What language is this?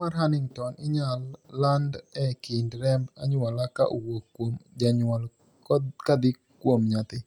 Luo (Kenya and Tanzania)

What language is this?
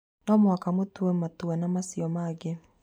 Kikuyu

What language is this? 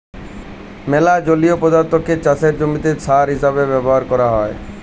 Bangla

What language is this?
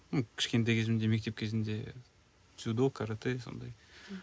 Kazakh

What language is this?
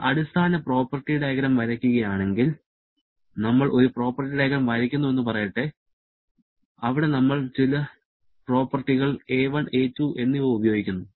Malayalam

